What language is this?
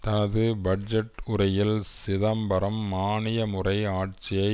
Tamil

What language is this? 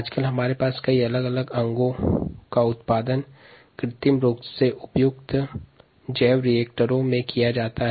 Hindi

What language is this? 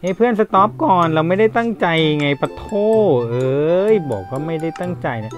Thai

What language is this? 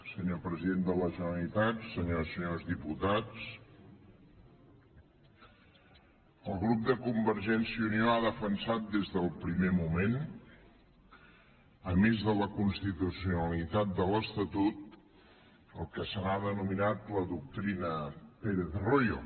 Catalan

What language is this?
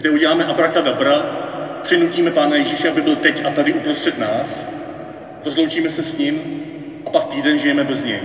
Czech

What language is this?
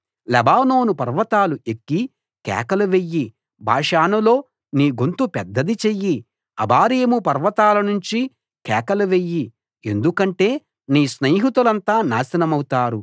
Telugu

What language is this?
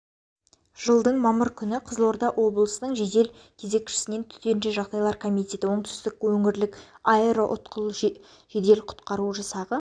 Kazakh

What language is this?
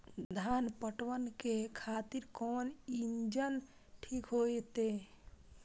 Maithili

